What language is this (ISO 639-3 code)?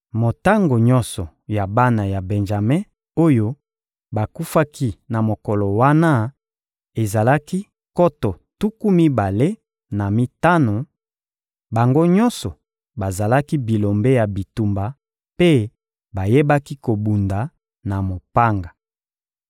lin